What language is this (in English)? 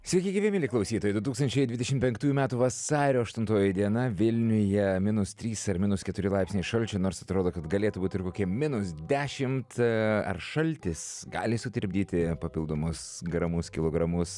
Lithuanian